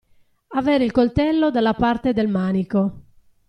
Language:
Italian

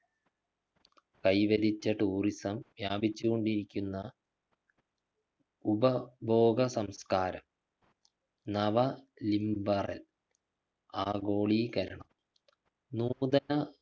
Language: Malayalam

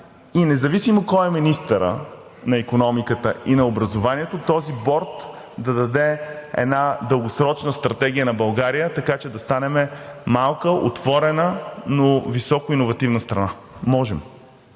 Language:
Bulgarian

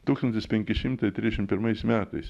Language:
Lithuanian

